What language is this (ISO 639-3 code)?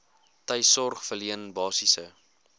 afr